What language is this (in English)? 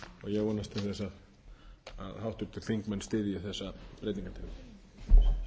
Icelandic